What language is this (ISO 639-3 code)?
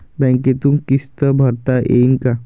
mar